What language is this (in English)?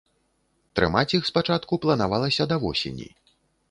Belarusian